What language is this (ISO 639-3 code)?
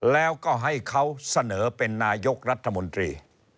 tha